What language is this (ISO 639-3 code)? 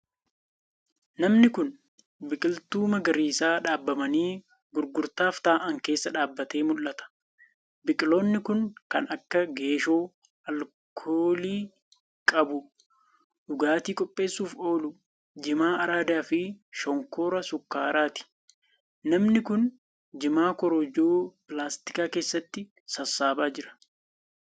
orm